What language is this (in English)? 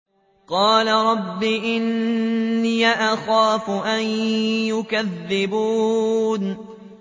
Arabic